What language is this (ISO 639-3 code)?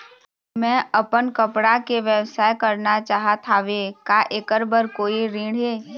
hne